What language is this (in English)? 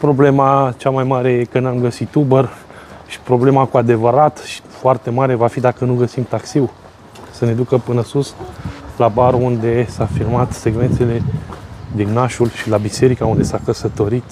Romanian